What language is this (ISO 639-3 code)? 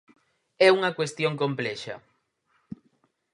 glg